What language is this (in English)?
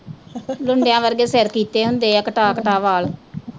Punjabi